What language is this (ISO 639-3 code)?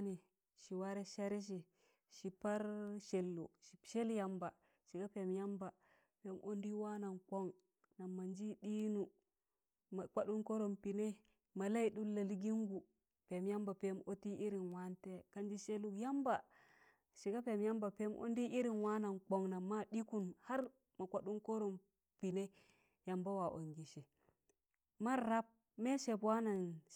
tan